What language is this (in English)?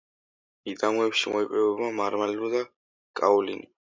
Georgian